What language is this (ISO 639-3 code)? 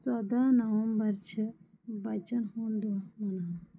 kas